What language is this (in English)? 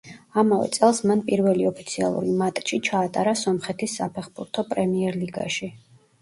Georgian